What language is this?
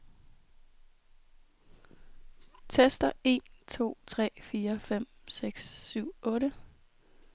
Danish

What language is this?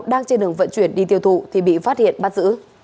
Vietnamese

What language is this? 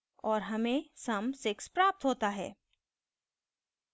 Hindi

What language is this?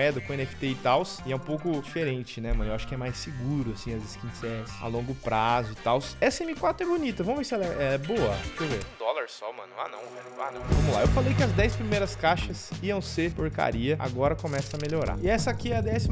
Portuguese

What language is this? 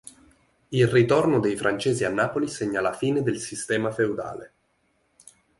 Italian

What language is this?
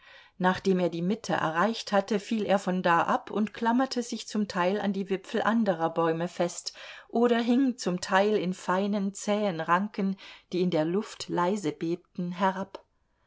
German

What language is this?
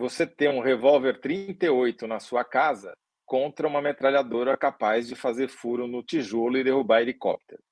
Portuguese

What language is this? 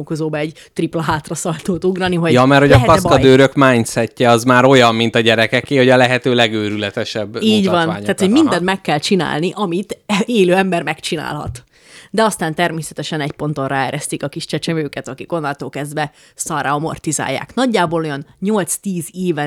Hungarian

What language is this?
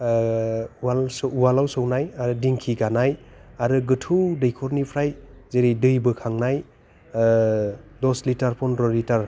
Bodo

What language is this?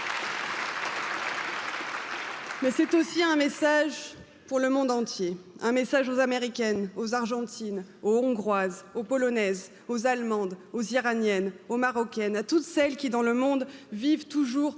French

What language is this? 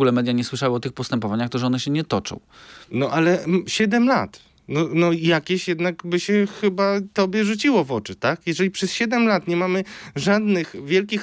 Polish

